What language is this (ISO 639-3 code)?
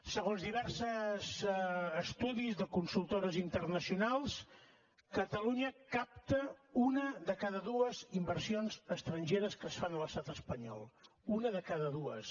cat